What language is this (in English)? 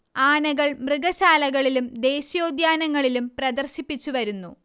Malayalam